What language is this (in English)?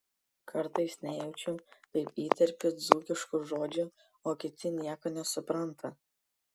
Lithuanian